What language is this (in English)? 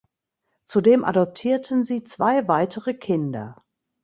German